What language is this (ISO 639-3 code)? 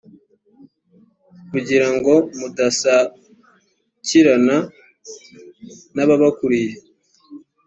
kin